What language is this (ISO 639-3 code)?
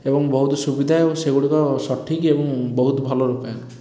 ori